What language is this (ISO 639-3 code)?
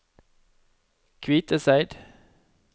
nor